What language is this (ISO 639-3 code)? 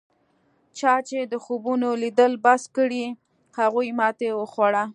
pus